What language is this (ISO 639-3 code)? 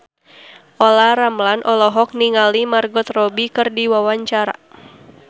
sun